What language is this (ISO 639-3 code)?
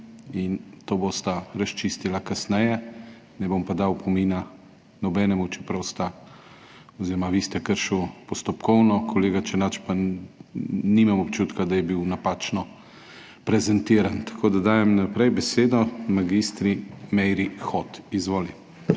slv